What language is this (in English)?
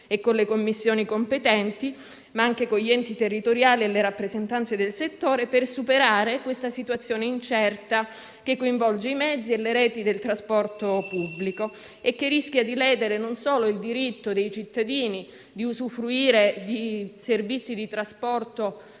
Italian